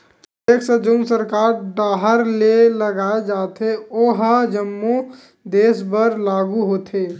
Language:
Chhattisgarhi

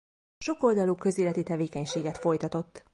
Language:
Hungarian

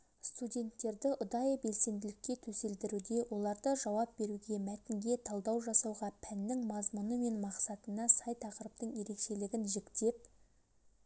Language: Kazakh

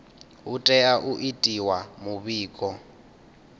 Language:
Venda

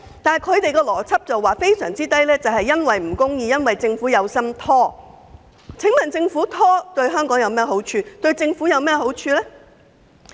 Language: Cantonese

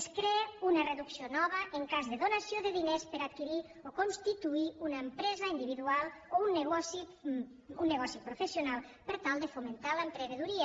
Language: Catalan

